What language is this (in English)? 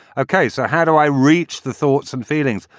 English